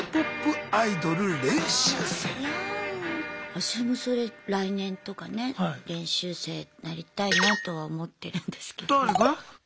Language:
Japanese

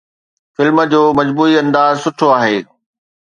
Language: Sindhi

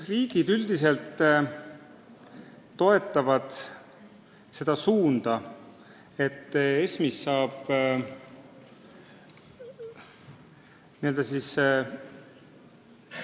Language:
Estonian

